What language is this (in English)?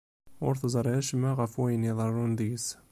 Kabyle